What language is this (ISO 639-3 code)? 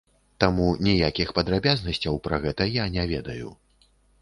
bel